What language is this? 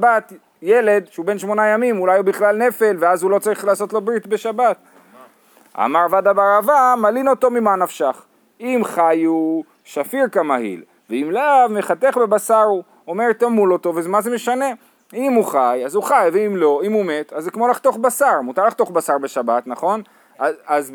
Hebrew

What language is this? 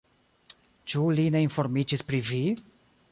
Esperanto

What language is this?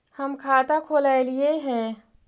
Magahi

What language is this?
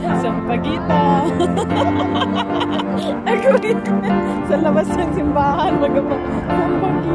Indonesian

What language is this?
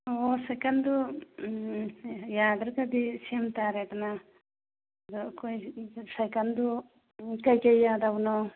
Manipuri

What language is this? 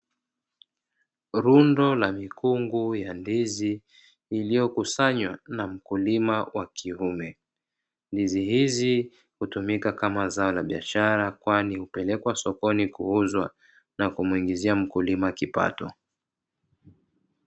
Swahili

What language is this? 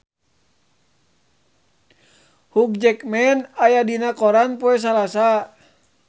Sundanese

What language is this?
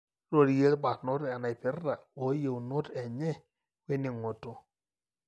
Masai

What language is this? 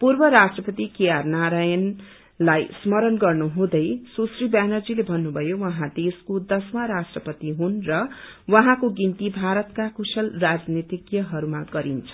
Nepali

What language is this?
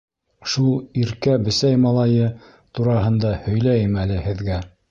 Bashkir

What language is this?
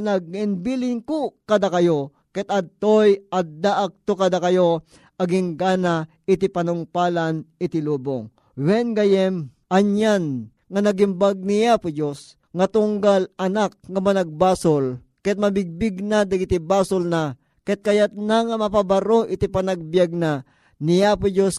Filipino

